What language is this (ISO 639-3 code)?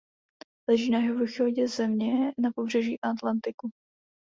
ces